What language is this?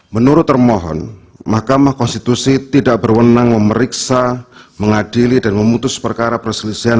Indonesian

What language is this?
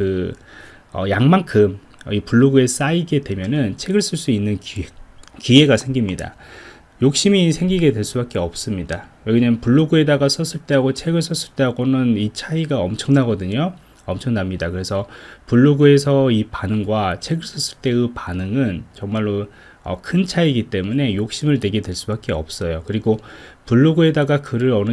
Korean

